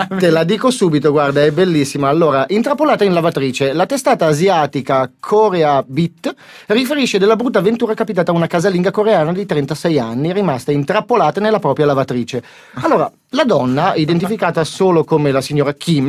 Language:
Italian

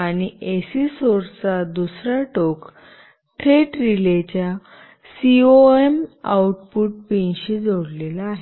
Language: Marathi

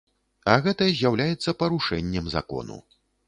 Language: Belarusian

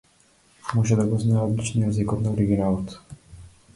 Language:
Macedonian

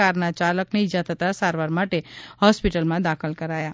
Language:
Gujarati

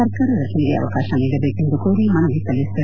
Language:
Kannada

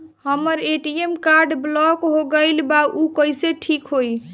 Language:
Bhojpuri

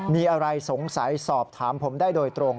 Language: Thai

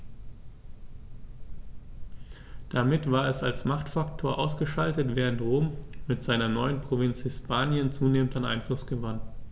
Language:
German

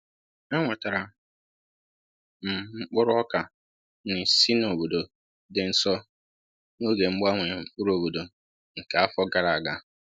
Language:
Igbo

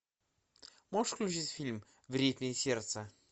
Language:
Russian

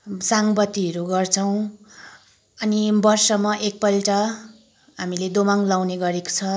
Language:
Nepali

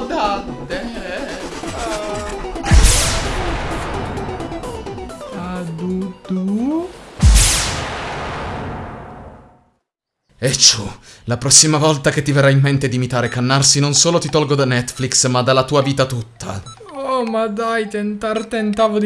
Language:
Italian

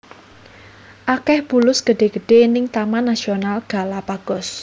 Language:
Javanese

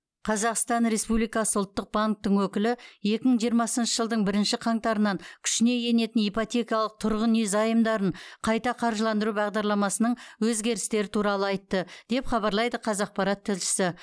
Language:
Kazakh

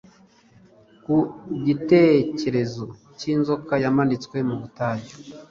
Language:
Kinyarwanda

